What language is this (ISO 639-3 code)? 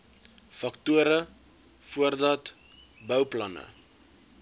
afr